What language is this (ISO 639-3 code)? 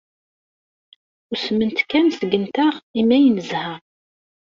kab